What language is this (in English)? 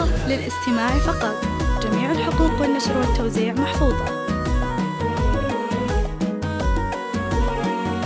Arabic